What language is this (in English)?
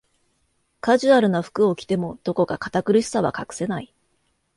Japanese